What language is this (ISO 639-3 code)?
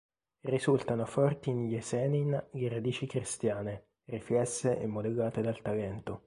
ita